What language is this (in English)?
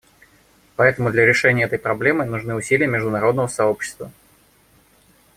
Russian